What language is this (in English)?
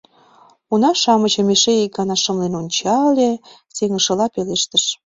Mari